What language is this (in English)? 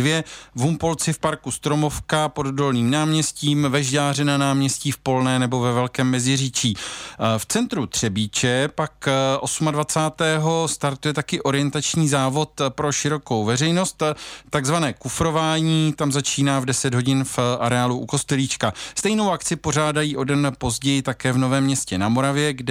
Czech